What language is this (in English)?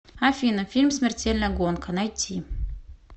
Russian